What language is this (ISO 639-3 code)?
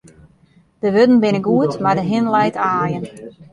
fry